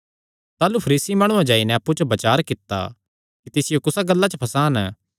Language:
Kangri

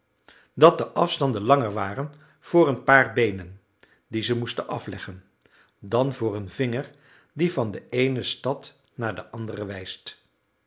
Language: Dutch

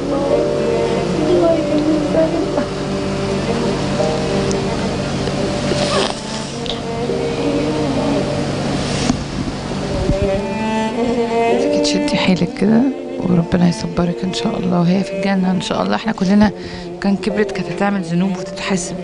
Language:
Arabic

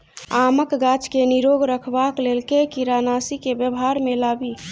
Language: Maithili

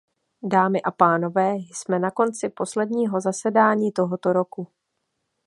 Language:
Czech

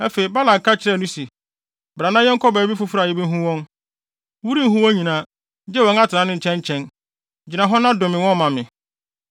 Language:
Akan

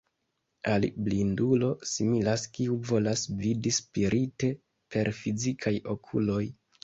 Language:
Esperanto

